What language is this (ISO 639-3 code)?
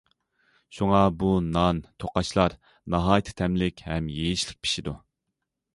uig